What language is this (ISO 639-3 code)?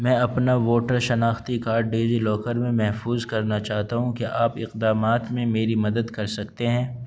urd